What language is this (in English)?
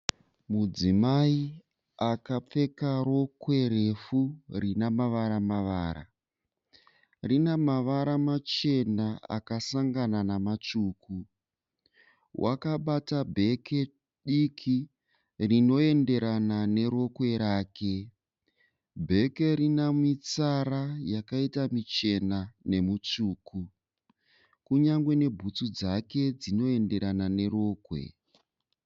Shona